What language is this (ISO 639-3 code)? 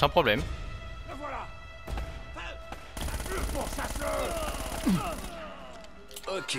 fra